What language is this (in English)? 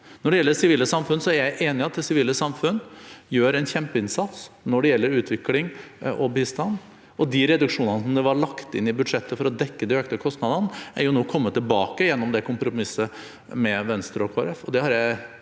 Norwegian